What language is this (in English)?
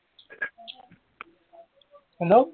Assamese